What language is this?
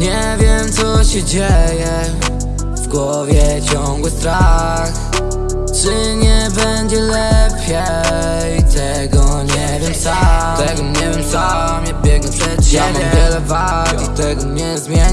Polish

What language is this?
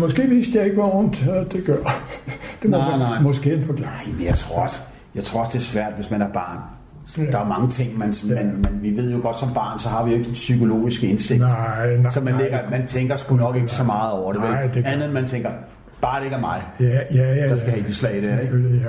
Danish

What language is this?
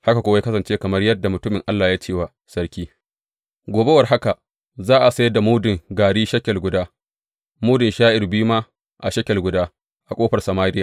Hausa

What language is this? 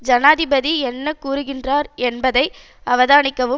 Tamil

